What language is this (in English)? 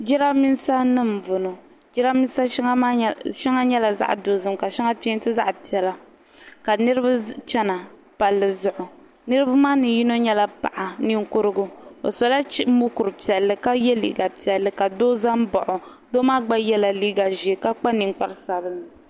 Dagbani